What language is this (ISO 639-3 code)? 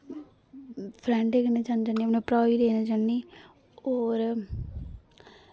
doi